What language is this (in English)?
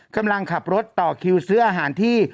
Thai